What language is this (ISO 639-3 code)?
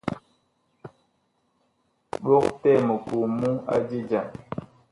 bkh